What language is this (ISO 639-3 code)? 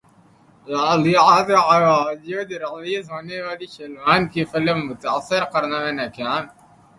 urd